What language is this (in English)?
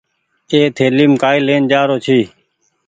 Goaria